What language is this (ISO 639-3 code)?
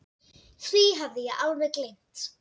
isl